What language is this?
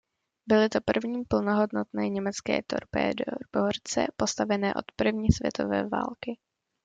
Czech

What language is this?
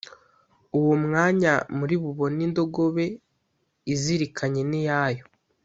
Kinyarwanda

